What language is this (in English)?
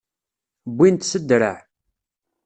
Kabyle